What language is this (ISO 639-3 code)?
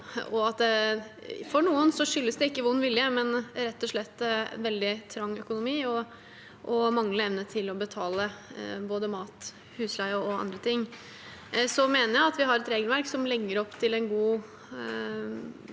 nor